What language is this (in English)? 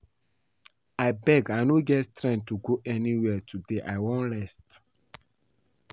Nigerian Pidgin